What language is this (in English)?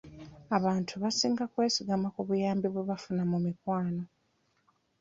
Ganda